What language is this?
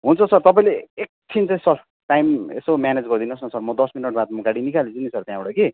Nepali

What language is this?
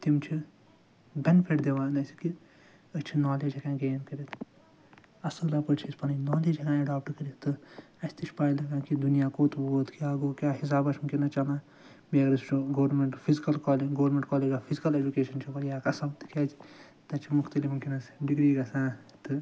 Kashmiri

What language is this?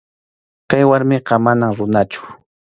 Arequipa-La Unión Quechua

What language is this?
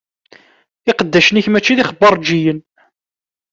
Kabyle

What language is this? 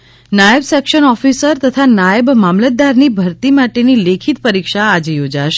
Gujarati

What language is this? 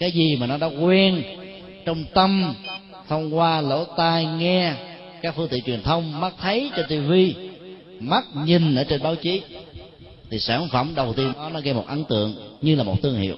Vietnamese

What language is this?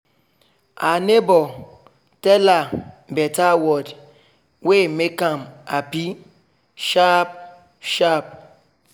Nigerian Pidgin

